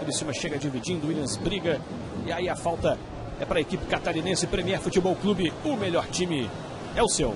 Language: Portuguese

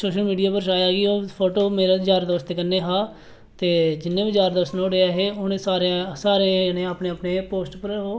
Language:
Dogri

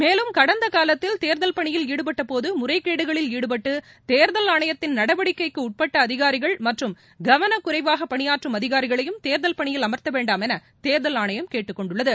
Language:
Tamil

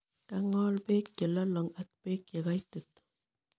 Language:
Kalenjin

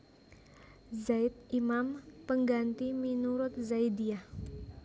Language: Javanese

